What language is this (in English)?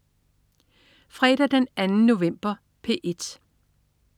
Danish